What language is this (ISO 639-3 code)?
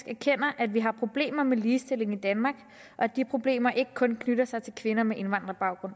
dan